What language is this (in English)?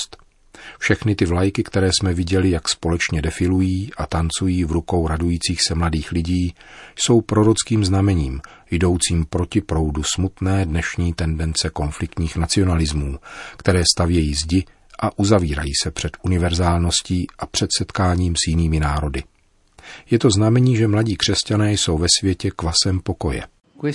Czech